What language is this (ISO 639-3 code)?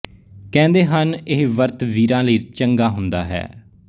pan